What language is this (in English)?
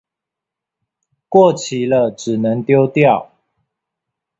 Chinese